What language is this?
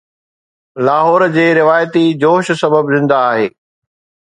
Sindhi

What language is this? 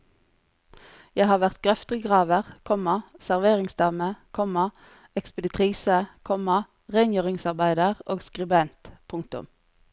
Norwegian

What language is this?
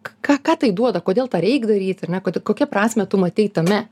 Lithuanian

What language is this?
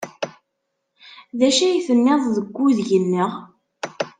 Kabyle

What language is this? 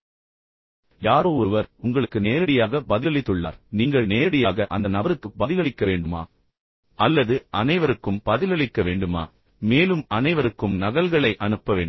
Tamil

